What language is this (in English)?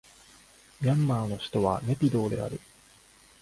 Japanese